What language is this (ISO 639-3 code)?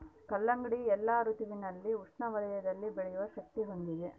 kan